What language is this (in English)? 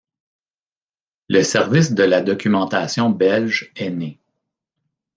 French